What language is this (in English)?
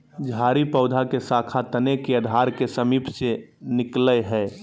Magahi